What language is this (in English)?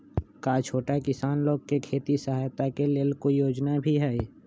Magahi